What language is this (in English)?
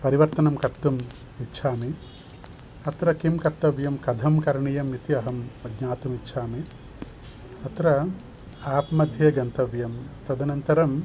Sanskrit